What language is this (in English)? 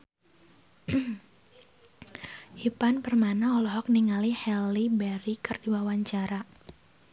Sundanese